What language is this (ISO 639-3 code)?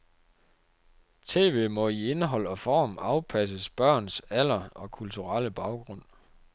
dan